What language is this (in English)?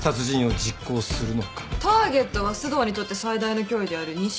Japanese